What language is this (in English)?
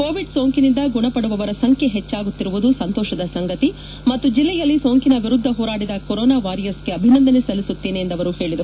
Kannada